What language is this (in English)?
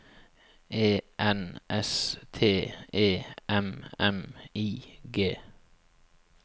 Norwegian